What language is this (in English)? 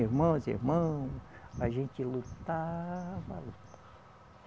Portuguese